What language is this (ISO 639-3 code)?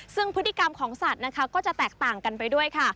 tha